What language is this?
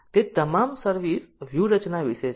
Gujarati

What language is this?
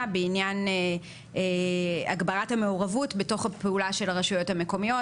Hebrew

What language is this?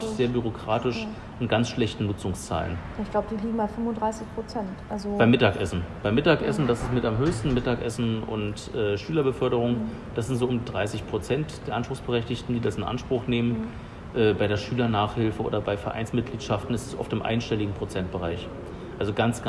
German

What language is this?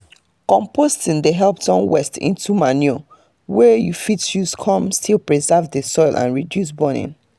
Nigerian Pidgin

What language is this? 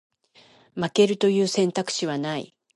Japanese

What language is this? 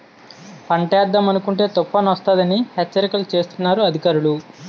Telugu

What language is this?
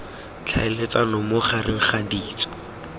Tswana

